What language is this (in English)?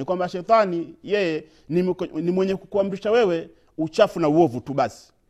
Swahili